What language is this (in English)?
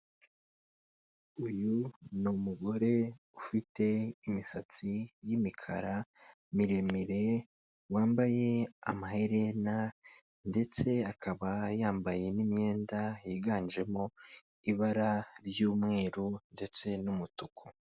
Kinyarwanda